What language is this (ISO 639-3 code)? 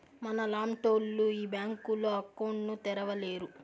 tel